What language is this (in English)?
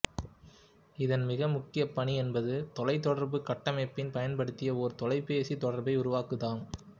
Tamil